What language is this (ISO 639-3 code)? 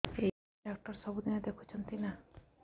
ori